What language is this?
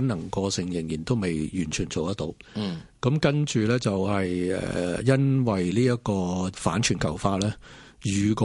Chinese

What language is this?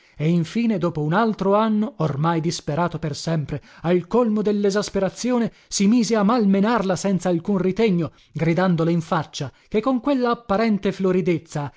Italian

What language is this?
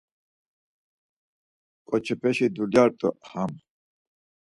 Laz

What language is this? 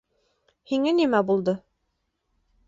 Bashkir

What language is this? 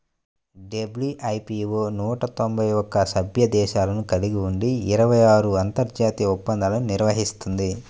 Telugu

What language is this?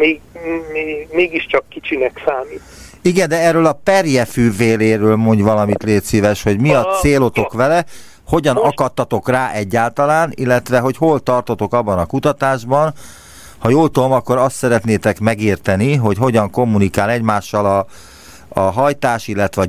Hungarian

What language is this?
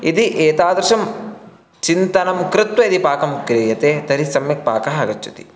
Sanskrit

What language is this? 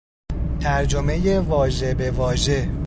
Persian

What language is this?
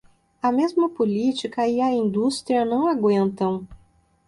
Portuguese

